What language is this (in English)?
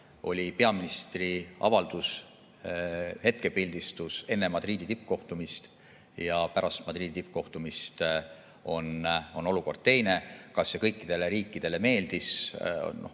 Estonian